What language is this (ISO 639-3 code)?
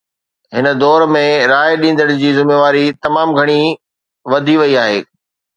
snd